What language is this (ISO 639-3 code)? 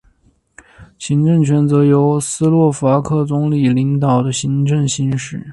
zho